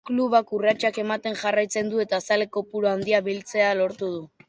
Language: Basque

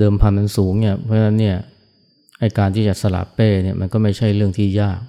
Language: Thai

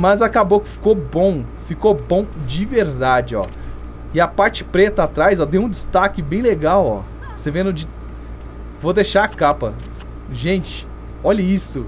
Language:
Portuguese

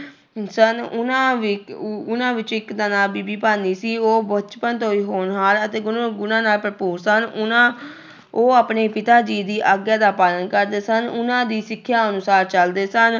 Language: Punjabi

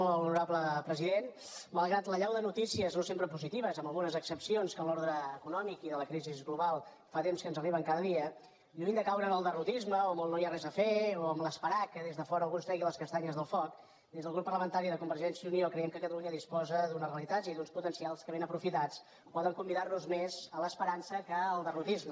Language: Catalan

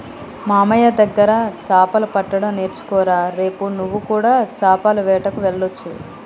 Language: Telugu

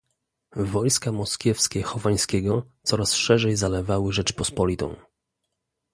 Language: Polish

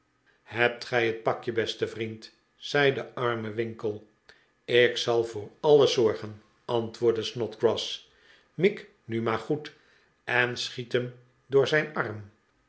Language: Dutch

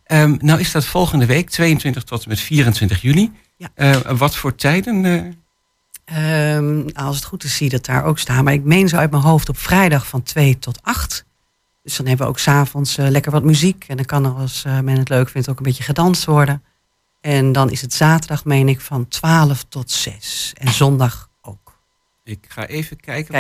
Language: Dutch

